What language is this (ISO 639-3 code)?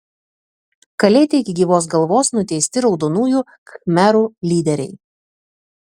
lit